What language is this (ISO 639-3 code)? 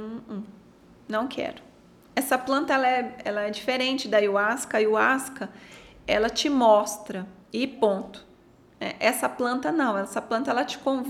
por